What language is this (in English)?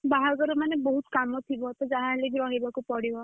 Odia